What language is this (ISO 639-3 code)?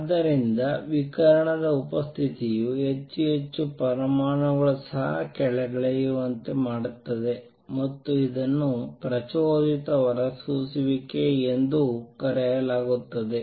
kan